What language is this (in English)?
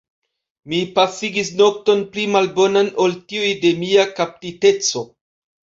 Esperanto